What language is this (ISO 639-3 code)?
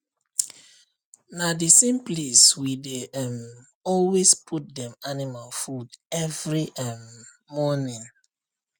pcm